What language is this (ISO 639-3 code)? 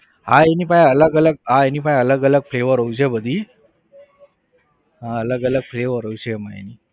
guj